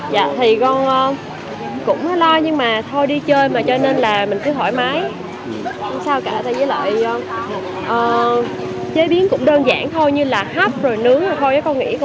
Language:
Vietnamese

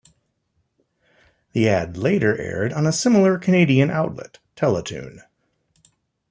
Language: English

